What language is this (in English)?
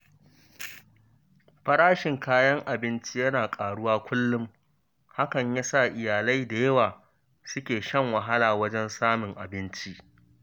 Hausa